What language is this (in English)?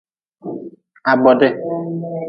Nawdm